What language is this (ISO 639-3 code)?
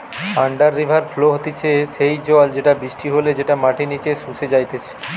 ben